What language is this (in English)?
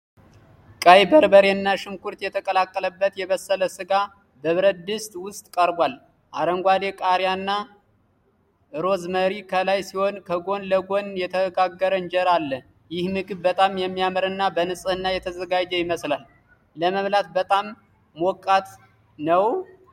Amharic